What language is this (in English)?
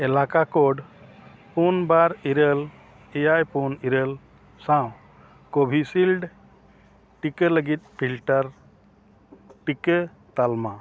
Santali